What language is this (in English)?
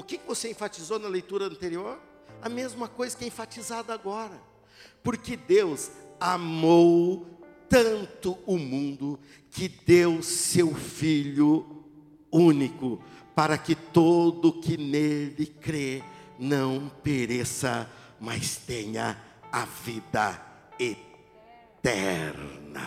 Portuguese